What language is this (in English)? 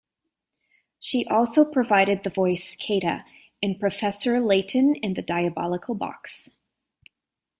English